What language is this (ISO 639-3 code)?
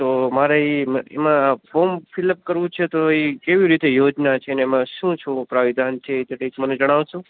guj